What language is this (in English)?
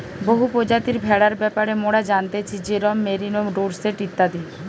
Bangla